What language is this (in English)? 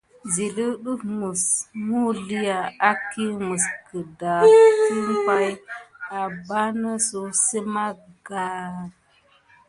Gidar